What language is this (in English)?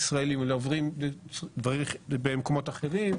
Hebrew